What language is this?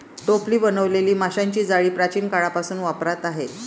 Marathi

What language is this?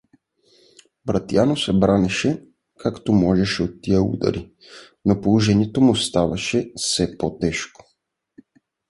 Bulgarian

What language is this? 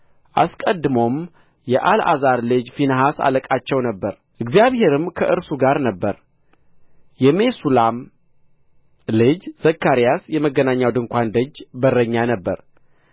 Amharic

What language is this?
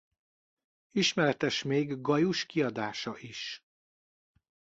Hungarian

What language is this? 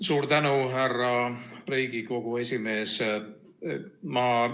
Estonian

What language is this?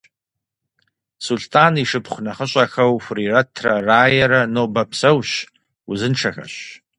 Kabardian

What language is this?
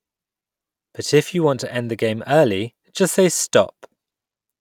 English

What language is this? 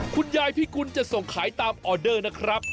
Thai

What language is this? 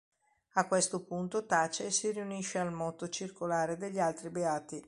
Italian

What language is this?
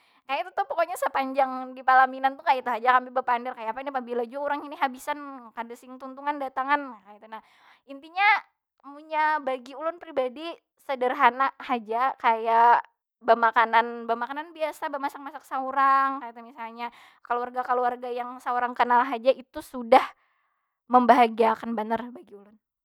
Banjar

